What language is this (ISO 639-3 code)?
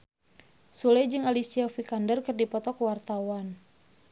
sun